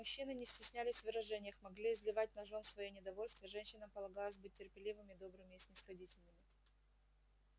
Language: Russian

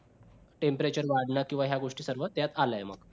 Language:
Marathi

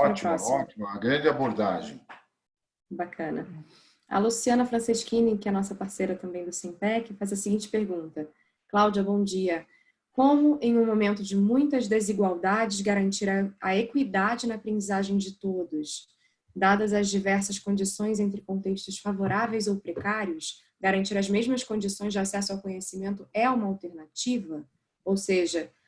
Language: Portuguese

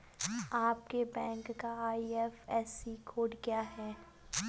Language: Hindi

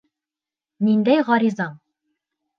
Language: Bashkir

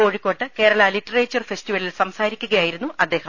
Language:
Malayalam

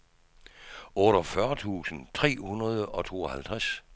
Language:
Danish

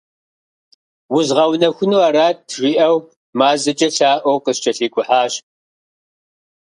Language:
Kabardian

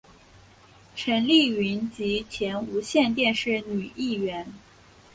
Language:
Chinese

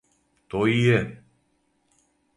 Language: Serbian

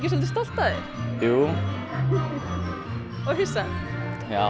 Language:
Icelandic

